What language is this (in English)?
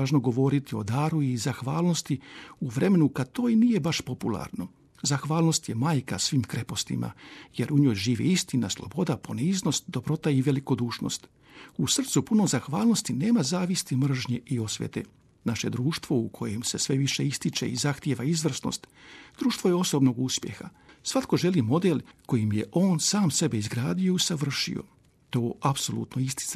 Croatian